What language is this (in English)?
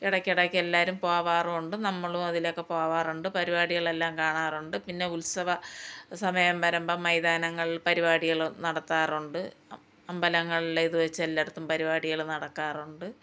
Malayalam